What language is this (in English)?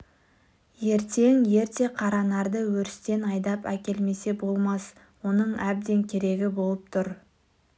Kazakh